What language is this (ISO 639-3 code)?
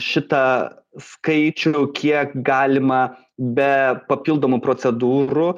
lit